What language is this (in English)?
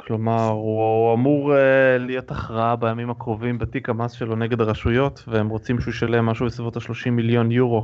Hebrew